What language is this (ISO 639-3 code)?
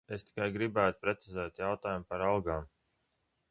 lav